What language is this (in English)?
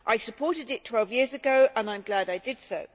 English